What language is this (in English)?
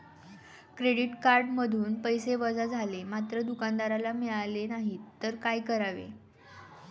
Marathi